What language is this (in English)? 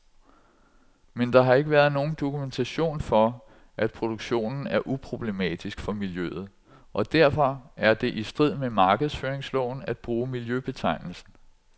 Danish